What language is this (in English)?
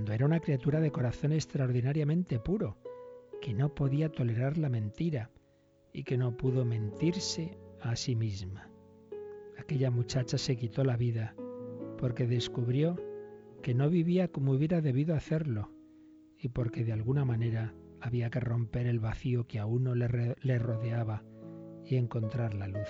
Spanish